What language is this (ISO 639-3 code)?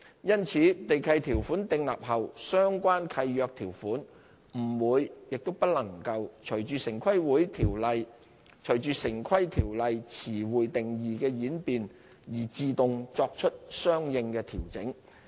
yue